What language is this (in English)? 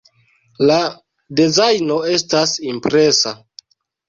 Esperanto